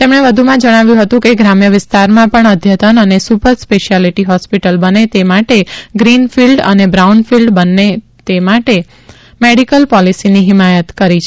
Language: Gujarati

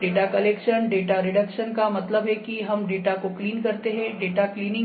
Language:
Hindi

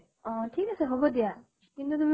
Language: Assamese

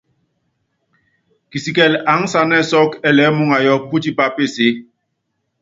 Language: Yangben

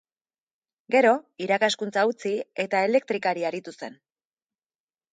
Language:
Basque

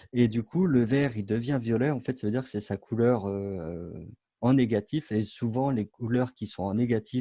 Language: French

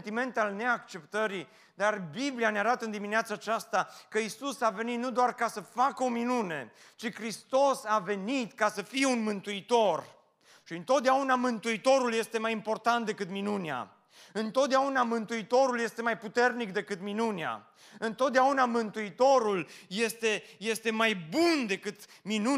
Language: Romanian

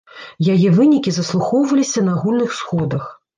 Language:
Belarusian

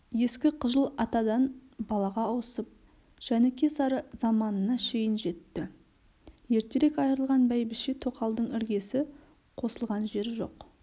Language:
Kazakh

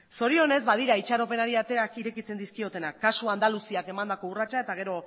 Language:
Basque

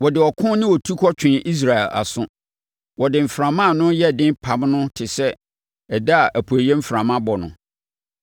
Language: Akan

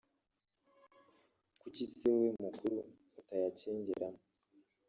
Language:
Kinyarwanda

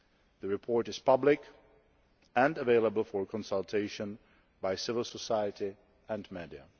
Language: English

